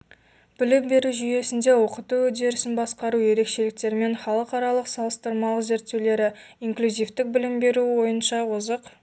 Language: Kazakh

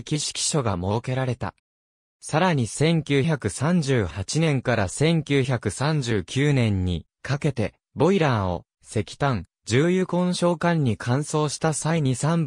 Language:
Japanese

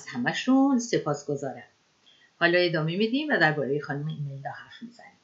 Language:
Persian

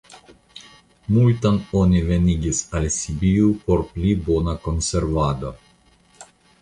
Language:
Esperanto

